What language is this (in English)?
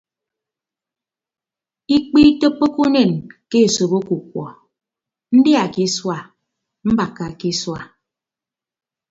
Ibibio